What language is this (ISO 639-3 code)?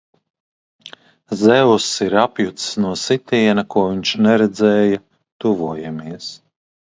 lav